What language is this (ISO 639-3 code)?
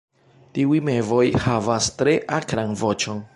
epo